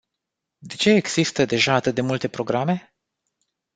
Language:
Romanian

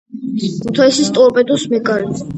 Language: Georgian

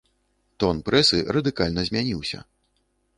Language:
Belarusian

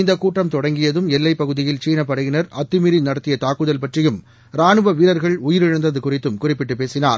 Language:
Tamil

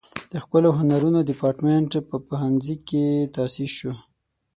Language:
Pashto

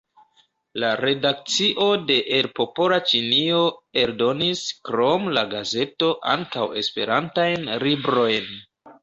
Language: Esperanto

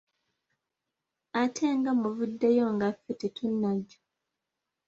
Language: Ganda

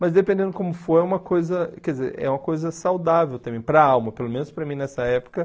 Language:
Portuguese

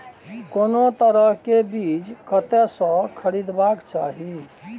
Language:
Maithili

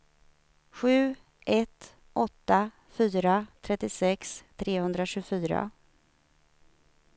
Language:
Swedish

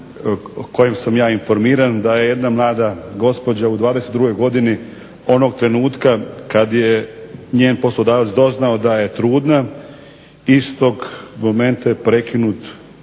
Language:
Croatian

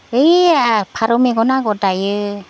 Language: Bodo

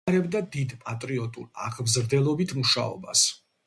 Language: Georgian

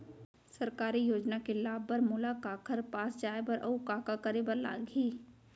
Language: Chhattisgarhi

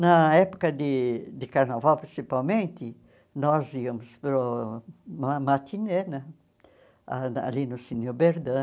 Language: Portuguese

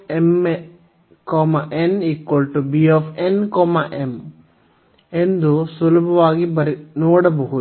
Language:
Kannada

